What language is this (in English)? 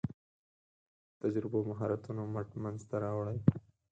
Pashto